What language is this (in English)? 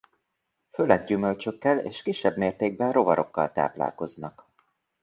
Hungarian